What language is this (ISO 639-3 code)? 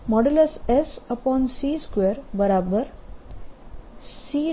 guj